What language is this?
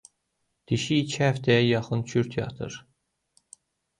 Azerbaijani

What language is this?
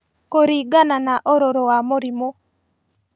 Kikuyu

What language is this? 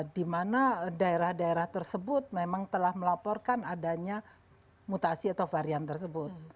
Indonesian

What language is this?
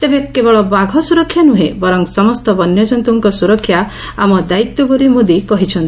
Odia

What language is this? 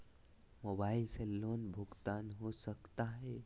Magahi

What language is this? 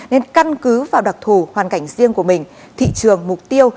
Vietnamese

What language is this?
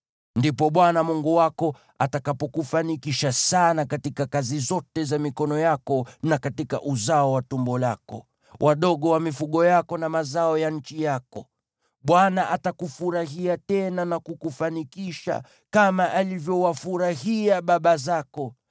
Swahili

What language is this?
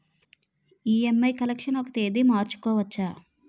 Telugu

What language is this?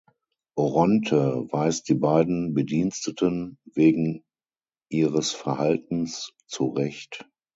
German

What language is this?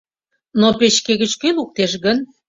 Mari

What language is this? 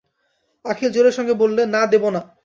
Bangla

